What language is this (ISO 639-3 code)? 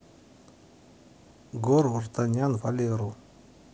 rus